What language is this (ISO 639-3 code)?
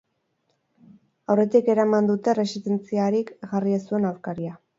eus